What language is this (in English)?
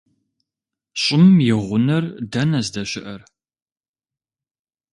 Kabardian